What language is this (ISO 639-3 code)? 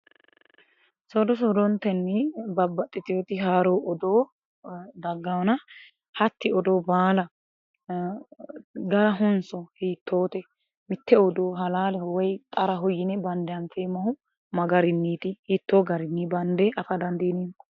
sid